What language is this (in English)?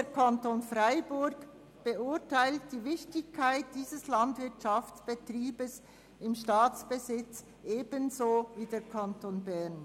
Swiss German